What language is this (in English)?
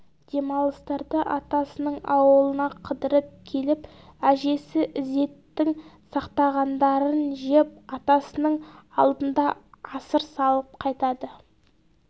Kazakh